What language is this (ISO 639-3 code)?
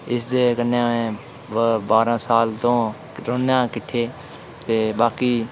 doi